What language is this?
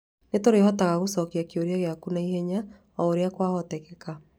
Kikuyu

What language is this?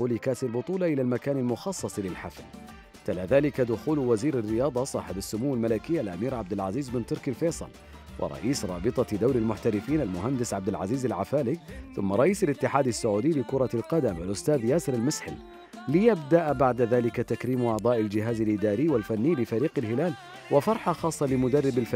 Arabic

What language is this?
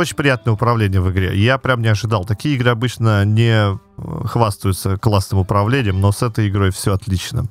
Russian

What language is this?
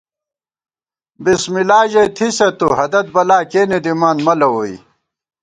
Gawar-Bati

